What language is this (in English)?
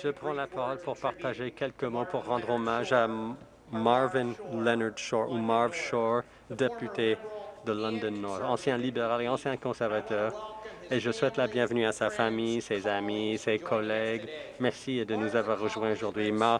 French